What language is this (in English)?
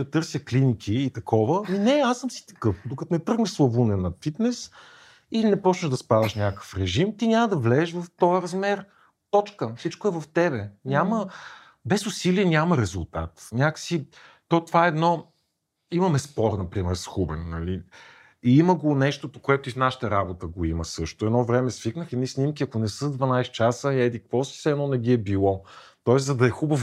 Bulgarian